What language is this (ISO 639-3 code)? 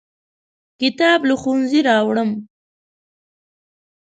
pus